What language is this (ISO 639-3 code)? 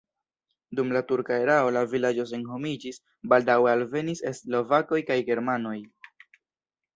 epo